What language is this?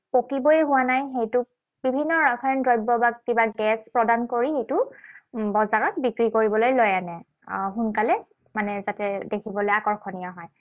Assamese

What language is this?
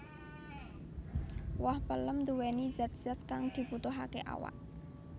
Javanese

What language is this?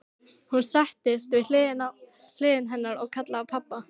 Icelandic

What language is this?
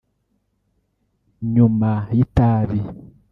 Kinyarwanda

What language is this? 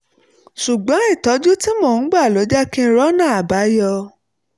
Yoruba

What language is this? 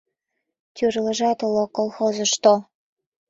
Mari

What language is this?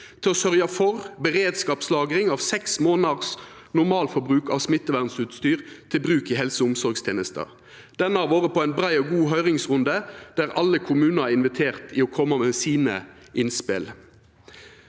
Norwegian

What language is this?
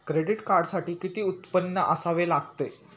Marathi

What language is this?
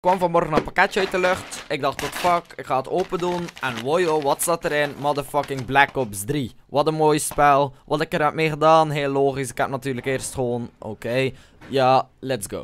Dutch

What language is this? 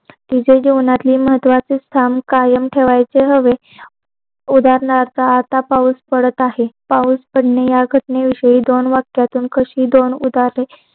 Marathi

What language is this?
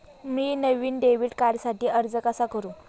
Marathi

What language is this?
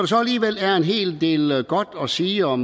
Danish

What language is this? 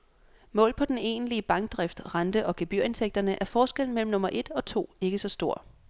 Danish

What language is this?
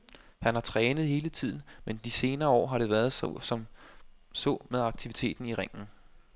Danish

